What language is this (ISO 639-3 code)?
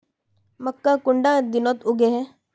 mag